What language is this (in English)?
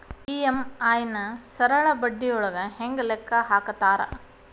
Kannada